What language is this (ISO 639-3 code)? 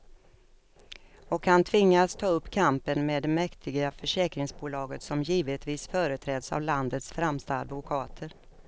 swe